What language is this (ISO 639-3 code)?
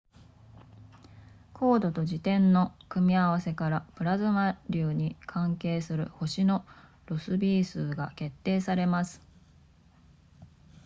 jpn